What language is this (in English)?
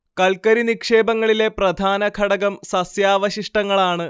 Malayalam